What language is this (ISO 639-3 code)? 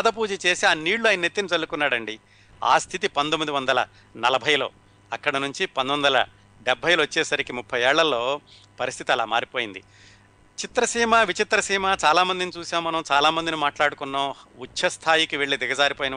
tel